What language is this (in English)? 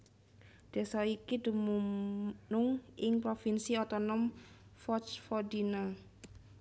Javanese